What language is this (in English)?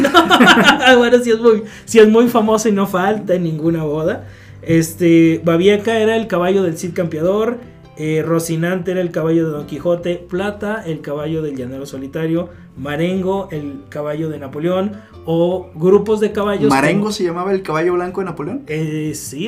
Spanish